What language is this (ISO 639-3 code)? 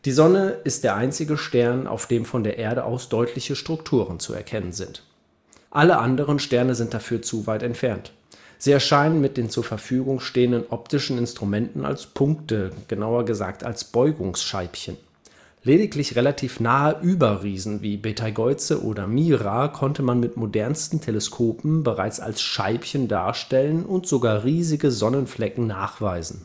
deu